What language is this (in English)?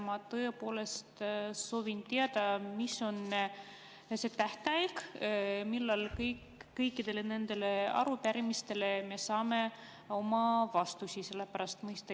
Estonian